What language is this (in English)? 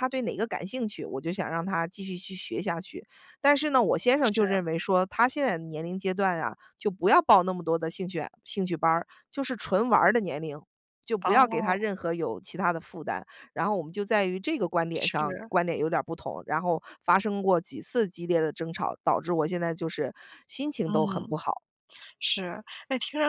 Chinese